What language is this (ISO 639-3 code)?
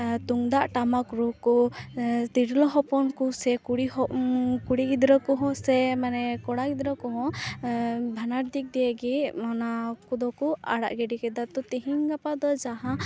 sat